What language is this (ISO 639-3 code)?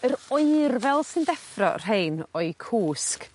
cym